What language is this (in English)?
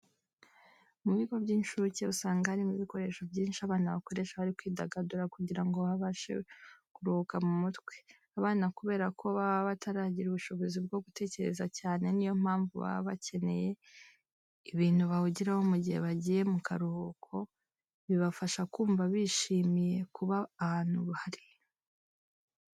Kinyarwanda